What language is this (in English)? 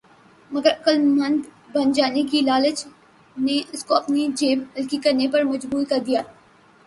Urdu